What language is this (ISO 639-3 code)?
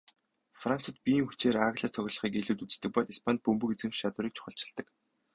mon